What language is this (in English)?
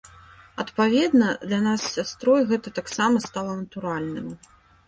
Belarusian